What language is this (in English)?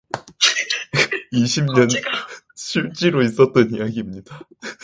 Korean